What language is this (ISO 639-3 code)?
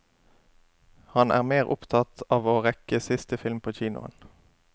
nor